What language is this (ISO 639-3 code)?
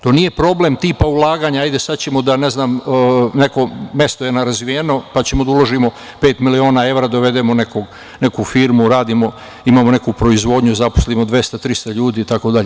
srp